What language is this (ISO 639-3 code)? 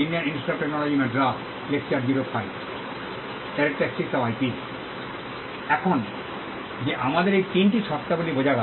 ben